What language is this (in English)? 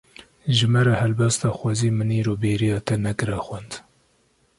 Kurdish